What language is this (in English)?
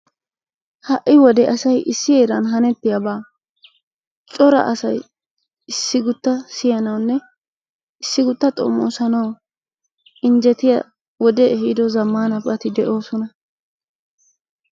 Wolaytta